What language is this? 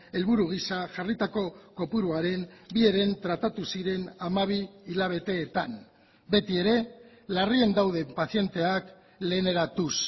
Basque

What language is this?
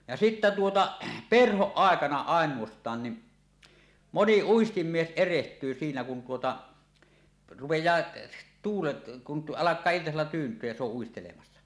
Finnish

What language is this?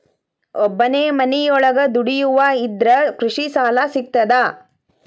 Kannada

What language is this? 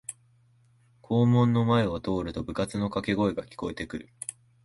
Japanese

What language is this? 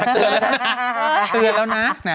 Thai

